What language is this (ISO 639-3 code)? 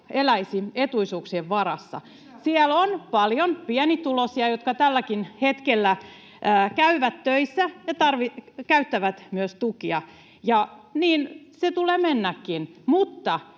fin